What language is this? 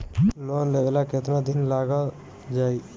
Bhojpuri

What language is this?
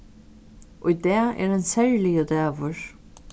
Faroese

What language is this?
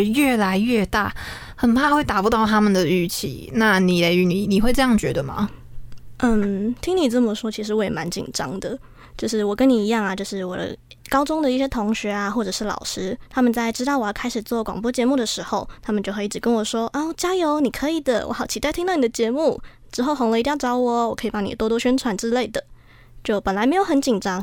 Chinese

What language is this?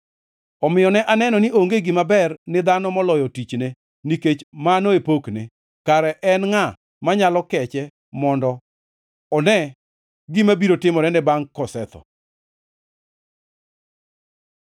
Luo (Kenya and Tanzania)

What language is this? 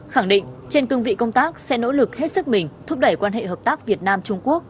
Vietnamese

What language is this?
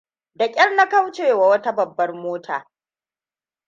Hausa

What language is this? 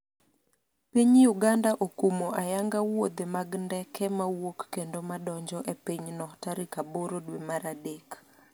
Luo (Kenya and Tanzania)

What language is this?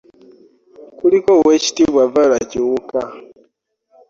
Ganda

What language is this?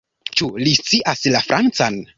Esperanto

